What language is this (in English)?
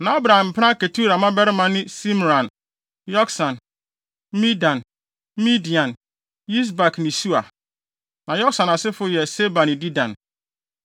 Akan